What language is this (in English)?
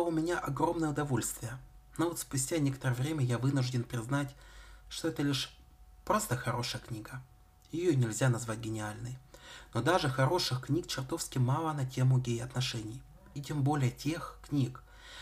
Russian